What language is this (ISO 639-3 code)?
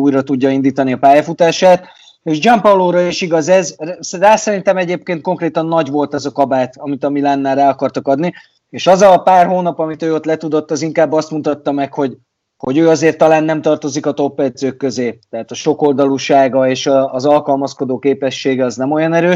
hun